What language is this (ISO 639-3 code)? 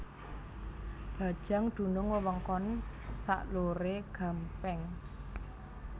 jav